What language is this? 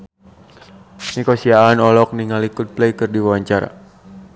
Sundanese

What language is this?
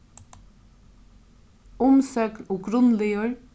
Faroese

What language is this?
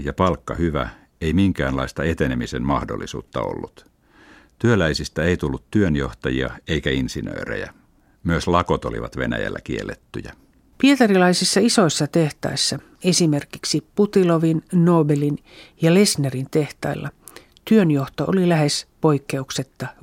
Finnish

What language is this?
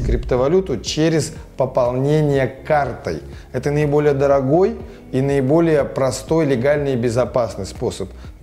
Russian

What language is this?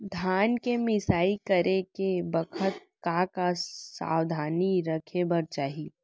Chhattisgarhi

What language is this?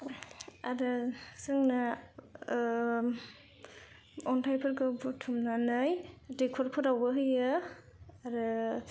Bodo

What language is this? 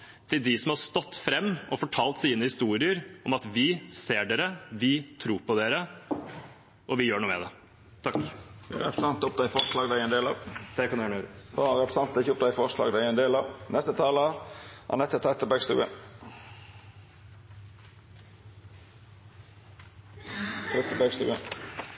Norwegian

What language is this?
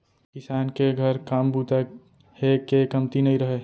Chhattisgarhi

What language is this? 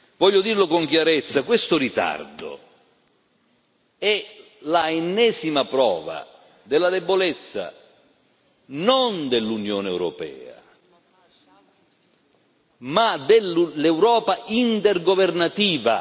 Italian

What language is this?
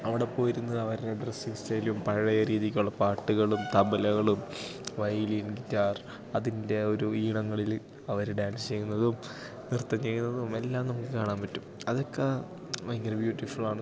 Malayalam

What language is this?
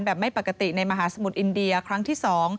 Thai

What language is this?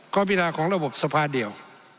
Thai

